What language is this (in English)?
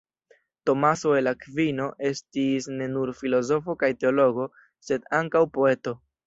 Esperanto